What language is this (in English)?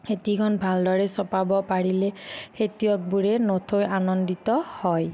Assamese